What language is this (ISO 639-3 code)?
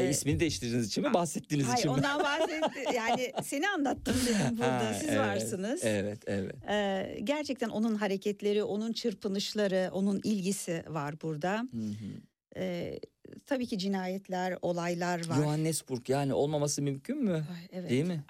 tur